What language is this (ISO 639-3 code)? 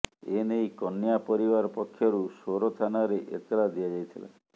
ori